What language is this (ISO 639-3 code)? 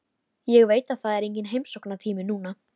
isl